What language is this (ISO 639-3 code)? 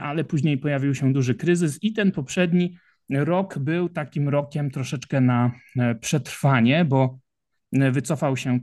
pol